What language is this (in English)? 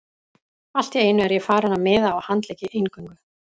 Icelandic